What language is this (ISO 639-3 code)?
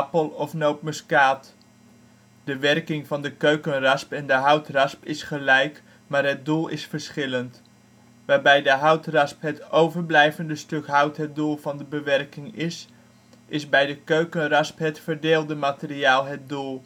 nld